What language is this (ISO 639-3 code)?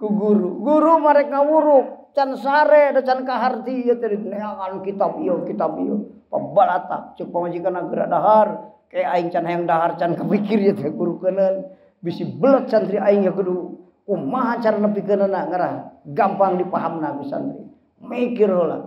ind